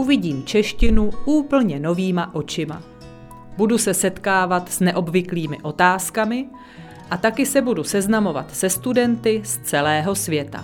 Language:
Czech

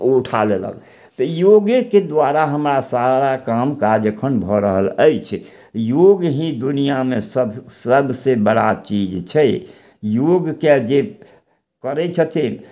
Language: Maithili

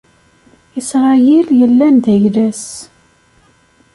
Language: Kabyle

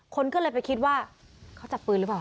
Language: Thai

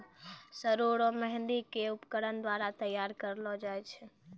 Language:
Maithili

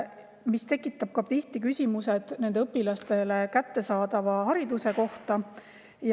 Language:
Estonian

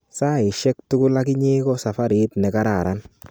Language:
Kalenjin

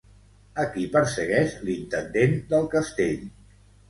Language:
Catalan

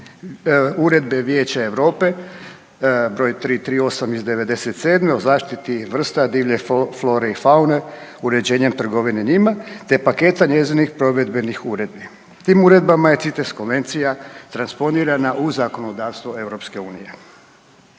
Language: Croatian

